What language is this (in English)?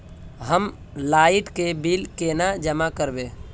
Magahi